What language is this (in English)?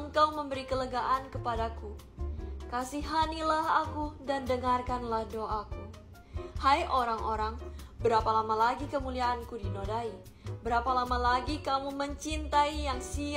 Indonesian